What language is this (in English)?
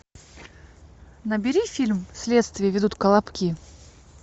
Russian